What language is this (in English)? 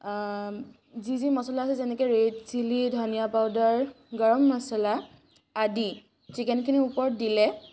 Assamese